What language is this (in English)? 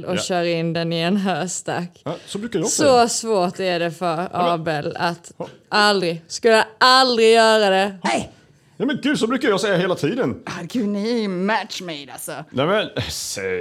Swedish